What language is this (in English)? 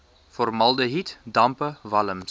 Afrikaans